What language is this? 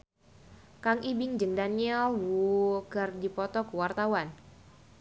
Sundanese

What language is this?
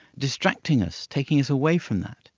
English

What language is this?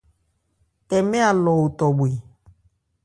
Ebrié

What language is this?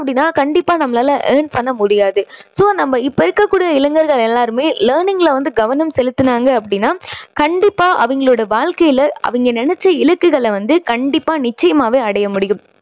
Tamil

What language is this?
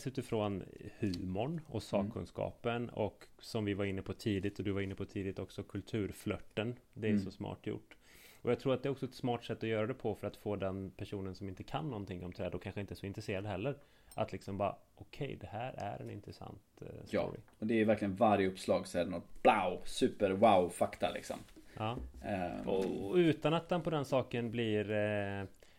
Swedish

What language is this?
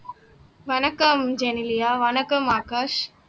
Tamil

